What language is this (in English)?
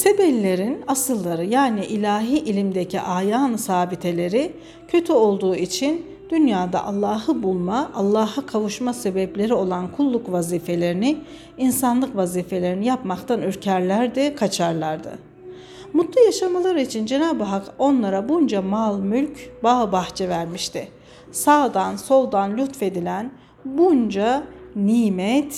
Turkish